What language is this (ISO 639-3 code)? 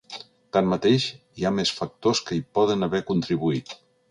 cat